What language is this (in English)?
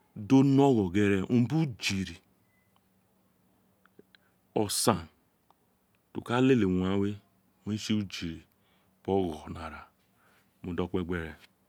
Isekiri